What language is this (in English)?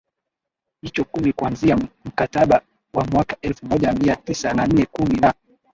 Swahili